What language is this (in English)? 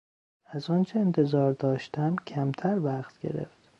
Persian